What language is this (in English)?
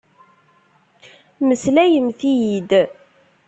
Kabyle